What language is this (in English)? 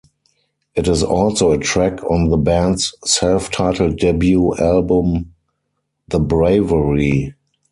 English